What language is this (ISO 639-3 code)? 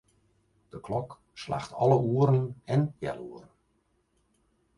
fry